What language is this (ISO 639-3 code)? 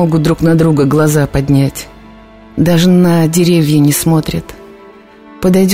rus